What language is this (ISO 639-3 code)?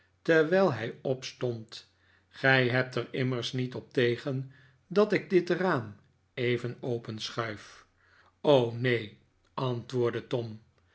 nld